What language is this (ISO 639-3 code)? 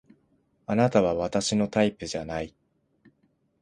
jpn